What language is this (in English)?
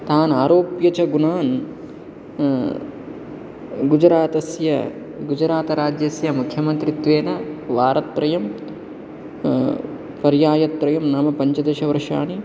Sanskrit